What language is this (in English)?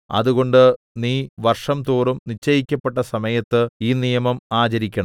Malayalam